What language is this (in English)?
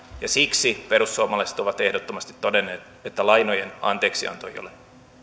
Finnish